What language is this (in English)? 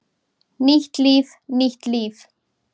Icelandic